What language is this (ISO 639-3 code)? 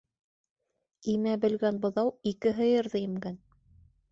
bak